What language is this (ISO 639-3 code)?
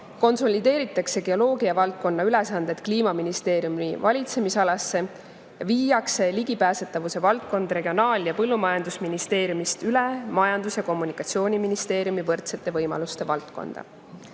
est